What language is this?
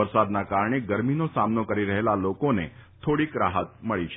Gujarati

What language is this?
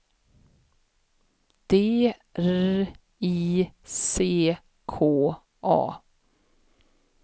Swedish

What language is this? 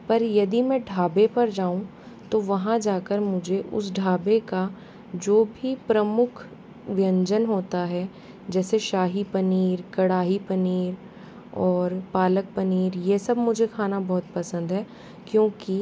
Hindi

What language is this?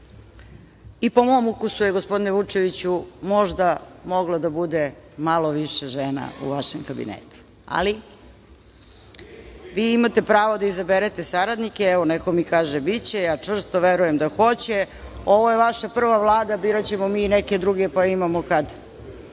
Serbian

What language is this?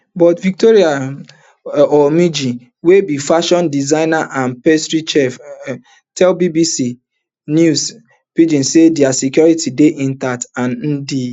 Nigerian Pidgin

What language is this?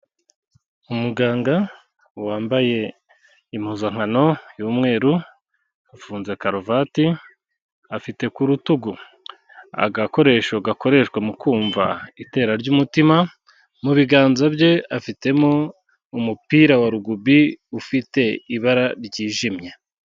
Kinyarwanda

